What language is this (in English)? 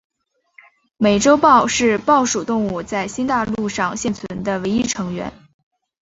Chinese